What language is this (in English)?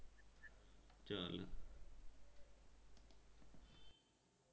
Bangla